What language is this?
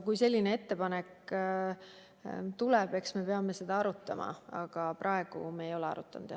Estonian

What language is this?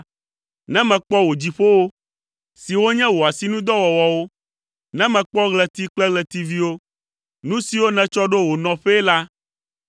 Ewe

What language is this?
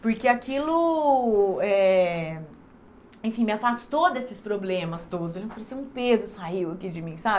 Portuguese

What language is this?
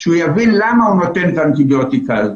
Hebrew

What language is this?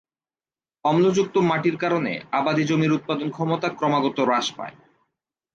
Bangla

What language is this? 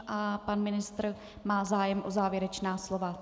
Czech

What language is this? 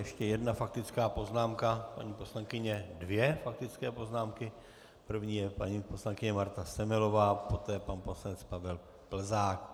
Czech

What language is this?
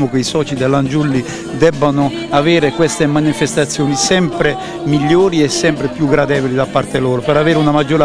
Italian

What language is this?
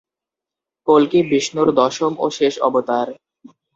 Bangla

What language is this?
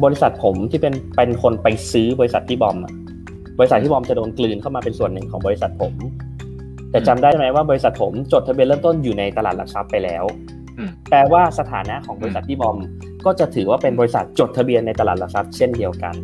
Thai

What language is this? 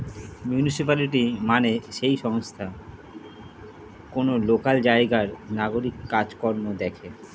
Bangla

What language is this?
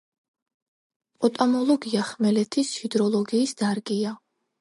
Georgian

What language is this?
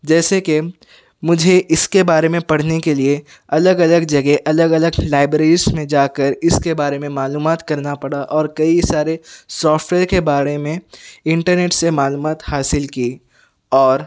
Urdu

